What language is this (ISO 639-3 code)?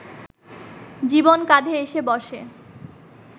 ben